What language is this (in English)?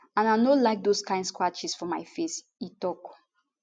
Nigerian Pidgin